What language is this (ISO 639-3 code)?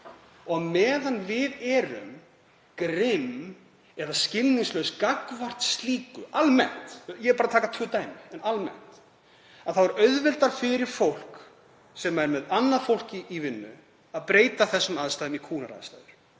isl